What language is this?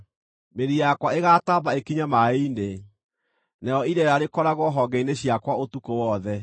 Kikuyu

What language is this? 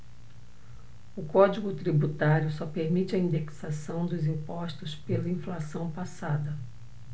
Portuguese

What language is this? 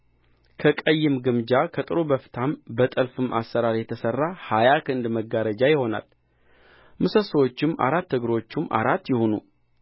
Amharic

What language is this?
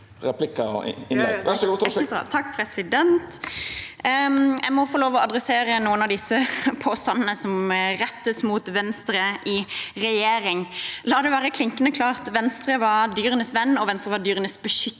Norwegian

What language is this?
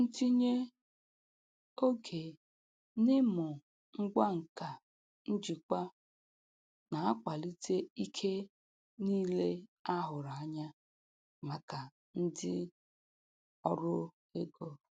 Igbo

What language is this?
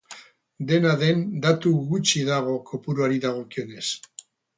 Basque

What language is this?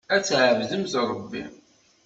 Kabyle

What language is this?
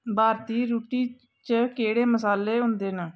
Dogri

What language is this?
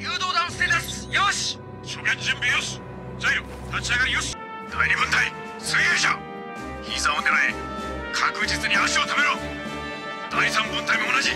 Japanese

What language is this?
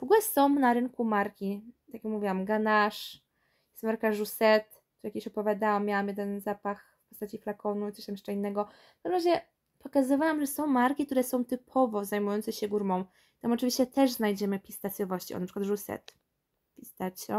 Polish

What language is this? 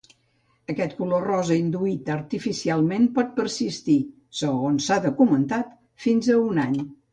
Catalan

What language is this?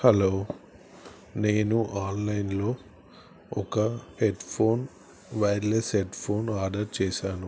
Telugu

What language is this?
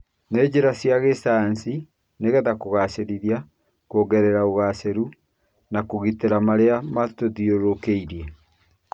Kikuyu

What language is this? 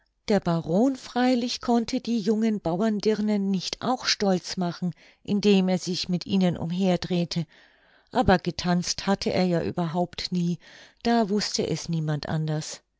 German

